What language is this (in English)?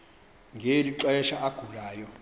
Xhosa